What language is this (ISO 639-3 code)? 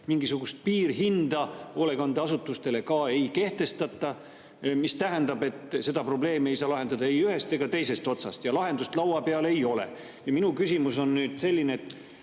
est